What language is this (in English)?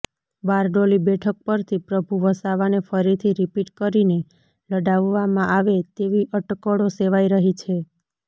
Gujarati